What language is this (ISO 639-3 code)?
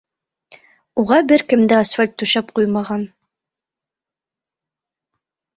bak